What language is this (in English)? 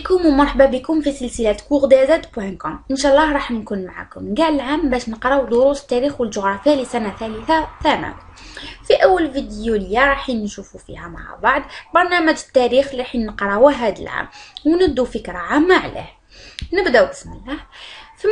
Arabic